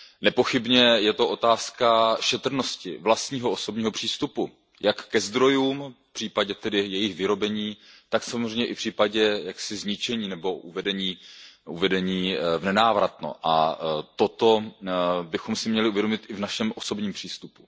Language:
Czech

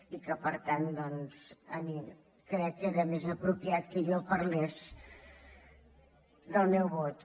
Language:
Catalan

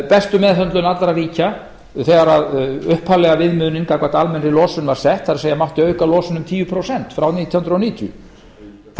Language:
Icelandic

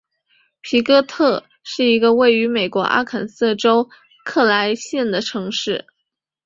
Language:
Chinese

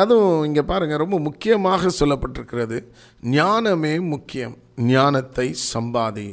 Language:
Tamil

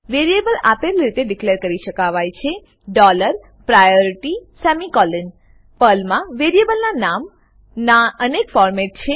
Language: Gujarati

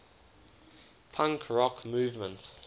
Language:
English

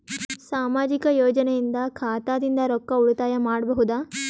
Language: Kannada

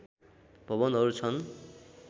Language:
Nepali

